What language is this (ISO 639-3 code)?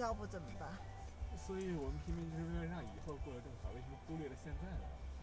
zho